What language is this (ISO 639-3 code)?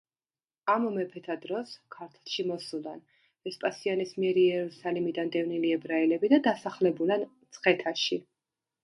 kat